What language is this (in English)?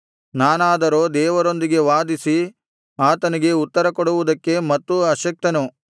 Kannada